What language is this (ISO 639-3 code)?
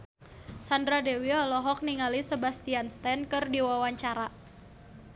sun